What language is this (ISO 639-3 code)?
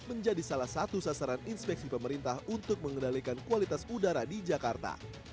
ind